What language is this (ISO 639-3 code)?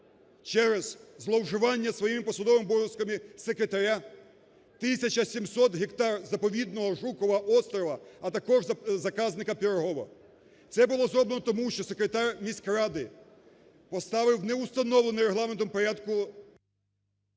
ukr